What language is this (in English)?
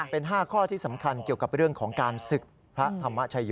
Thai